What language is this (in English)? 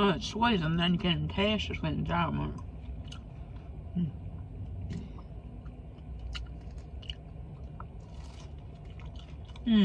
English